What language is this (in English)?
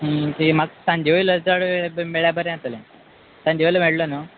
Konkani